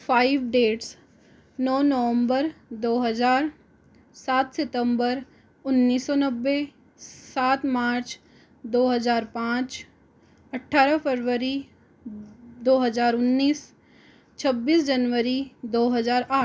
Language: Hindi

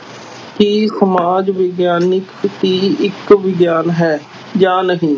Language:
Punjabi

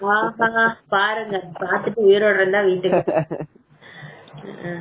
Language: Tamil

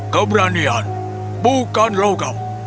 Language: Indonesian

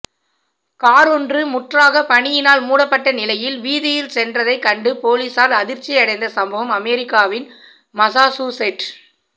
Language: Tamil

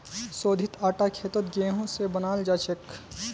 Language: Magahi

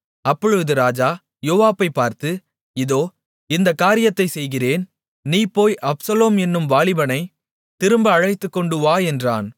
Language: Tamil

